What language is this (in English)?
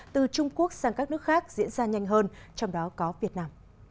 Vietnamese